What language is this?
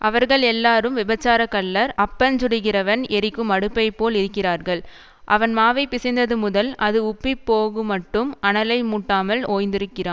Tamil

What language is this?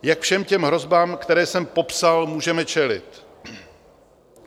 Czech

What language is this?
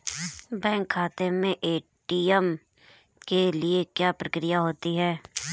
Hindi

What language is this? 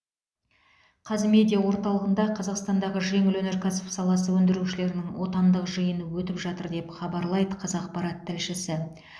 Kazakh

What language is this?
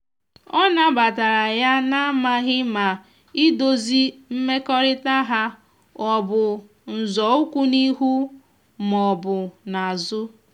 Igbo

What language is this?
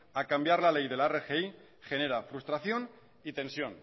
Spanish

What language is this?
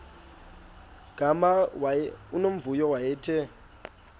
Xhosa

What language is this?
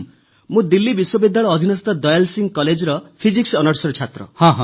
Odia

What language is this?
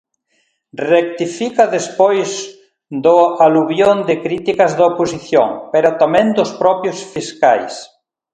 Galician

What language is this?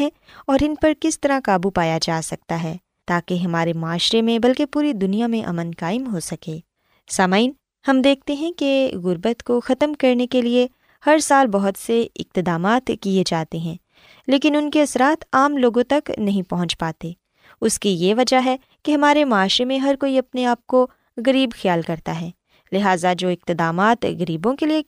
Urdu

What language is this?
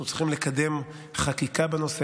Hebrew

